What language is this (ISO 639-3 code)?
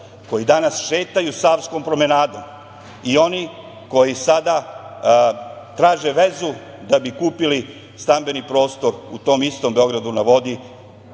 srp